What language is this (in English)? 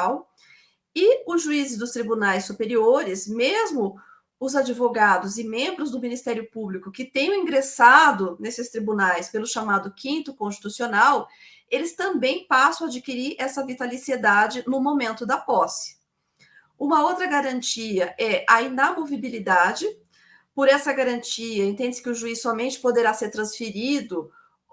Portuguese